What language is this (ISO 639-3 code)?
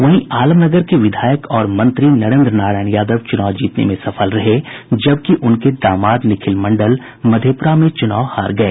hin